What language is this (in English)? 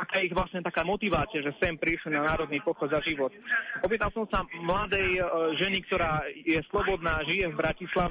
Slovak